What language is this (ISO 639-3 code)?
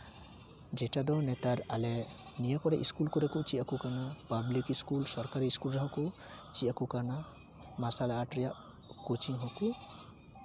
sat